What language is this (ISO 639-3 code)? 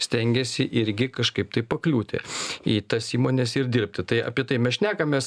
lit